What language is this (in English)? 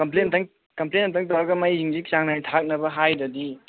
Manipuri